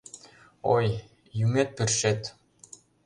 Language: Mari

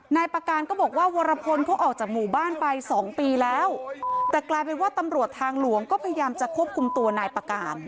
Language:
Thai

